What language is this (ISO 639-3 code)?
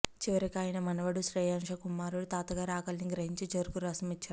tel